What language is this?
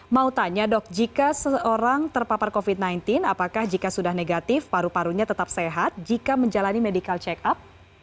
Indonesian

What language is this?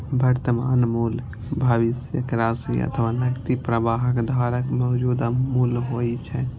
Maithili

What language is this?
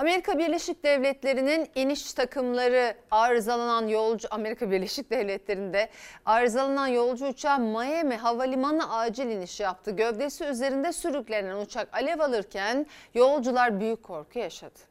Turkish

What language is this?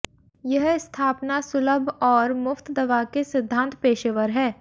Hindi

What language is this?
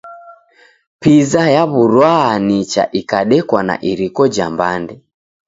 Taita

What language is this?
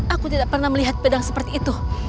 Indonesian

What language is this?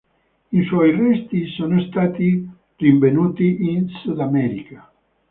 Italian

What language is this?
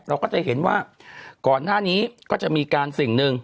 Thai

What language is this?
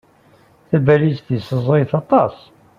Kabyle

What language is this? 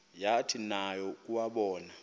Xhosa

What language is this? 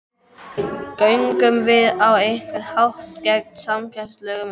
Icelandic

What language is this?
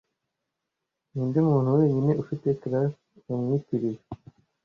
Kinyarwanda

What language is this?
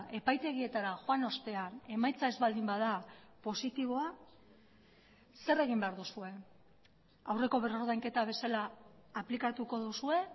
Basque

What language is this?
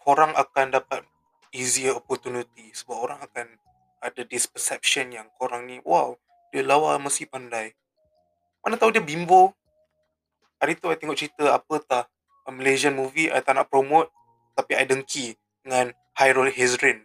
Malay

